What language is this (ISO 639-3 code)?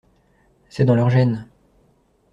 fra